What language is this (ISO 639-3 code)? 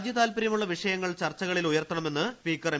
mal